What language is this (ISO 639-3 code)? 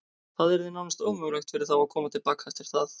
isl